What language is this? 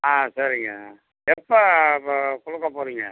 Tamil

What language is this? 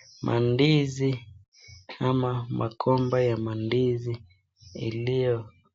Swahili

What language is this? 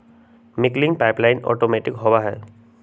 Magahi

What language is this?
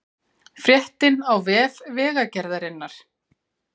Icelandic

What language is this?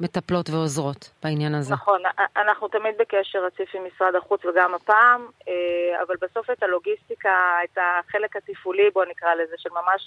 Hebrew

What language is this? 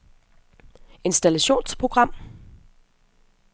Danish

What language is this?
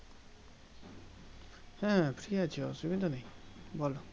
Bangla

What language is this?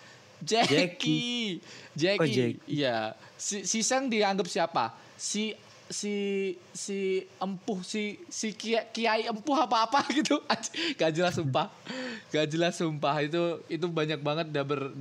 Indonesian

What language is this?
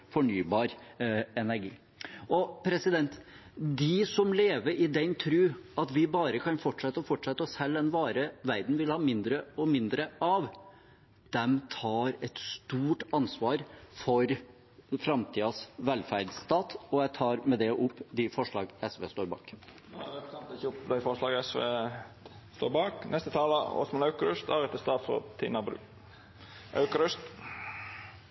Norwegian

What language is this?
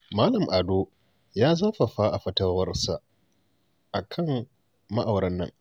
Hausa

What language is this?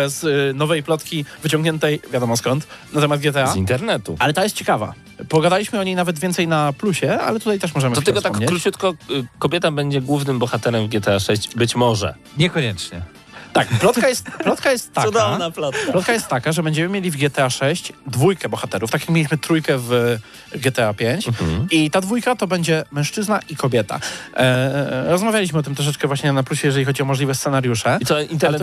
Polish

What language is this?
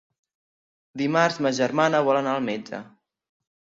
Catalan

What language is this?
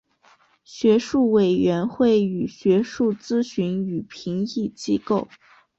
Chinese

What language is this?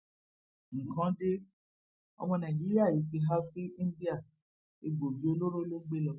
Yoruba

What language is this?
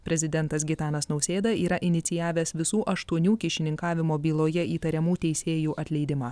Lithuanian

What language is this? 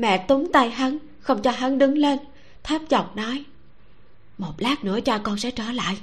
Vietnamese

